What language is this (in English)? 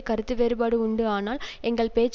Tamil